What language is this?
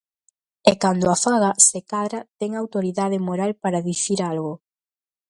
Galician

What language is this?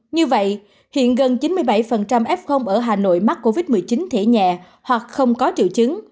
Vietnamese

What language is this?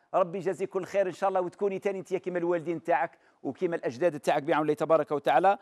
Arabic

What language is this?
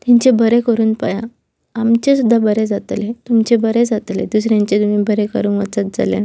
Konkani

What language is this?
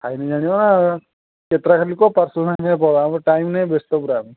Odia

